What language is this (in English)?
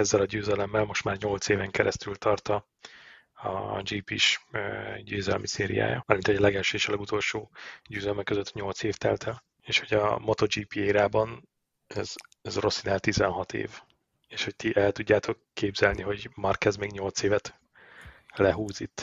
Hungarian